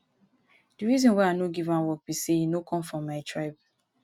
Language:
Nigerian Pidgin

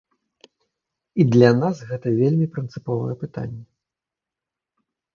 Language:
Belarusian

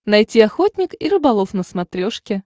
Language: Russian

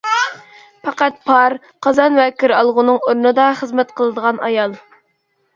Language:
Uyghur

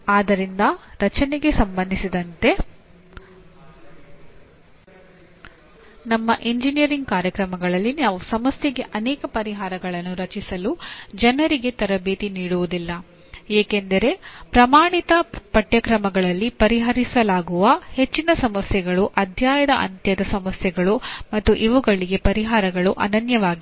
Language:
Kannada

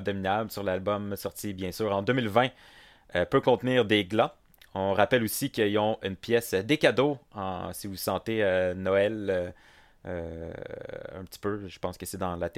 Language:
French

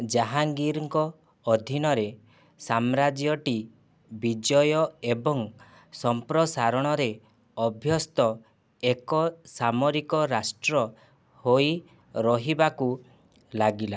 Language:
Odia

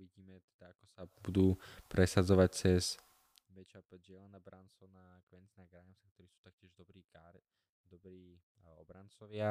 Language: Slovak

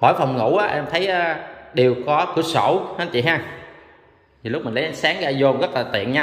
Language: Vietnamese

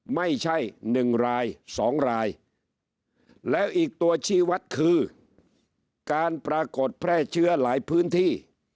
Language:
Thai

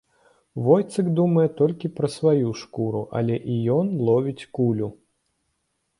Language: Belarusian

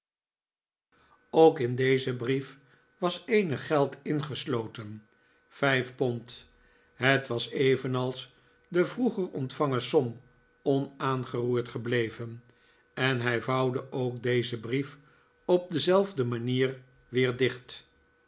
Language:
Dutch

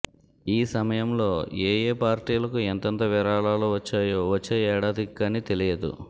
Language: Telugu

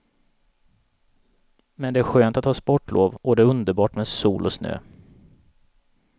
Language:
Swedish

